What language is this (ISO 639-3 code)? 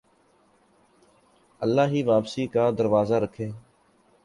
urd